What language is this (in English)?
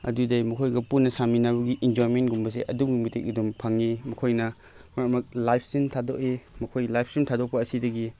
Manipuri